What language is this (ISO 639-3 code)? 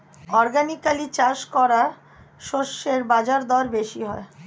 ben